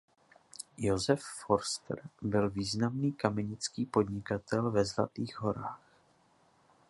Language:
Czech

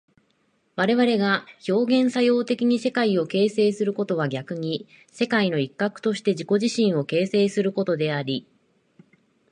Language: Japanese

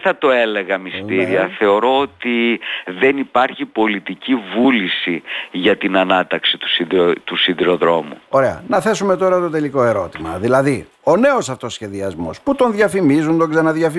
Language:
Greek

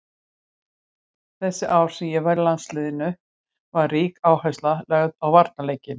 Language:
Icelandic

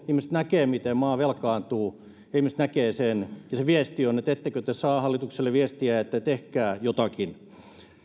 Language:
Finnish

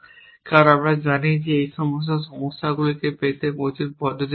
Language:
Bangla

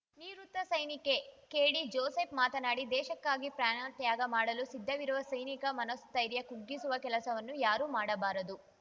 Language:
Kannada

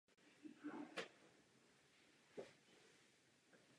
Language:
Czech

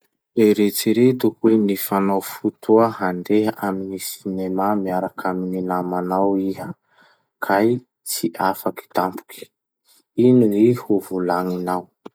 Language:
Masikoro Malagasy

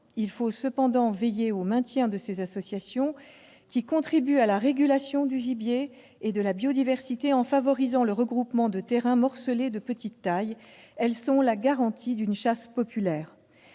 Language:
French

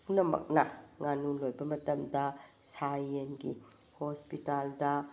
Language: Manipuri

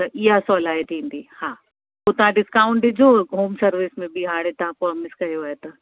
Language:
Sindhi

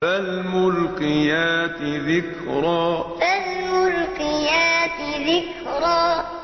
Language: Arabic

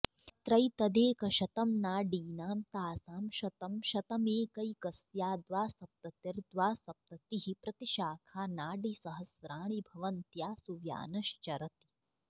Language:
Sanskrit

